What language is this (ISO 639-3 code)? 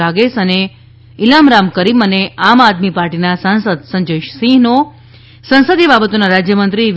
guj